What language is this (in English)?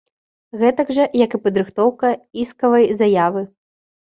Belarusian